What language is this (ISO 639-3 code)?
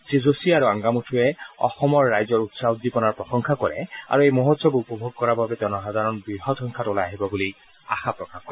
asm